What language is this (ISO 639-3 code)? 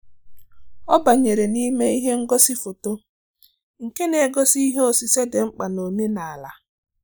ibo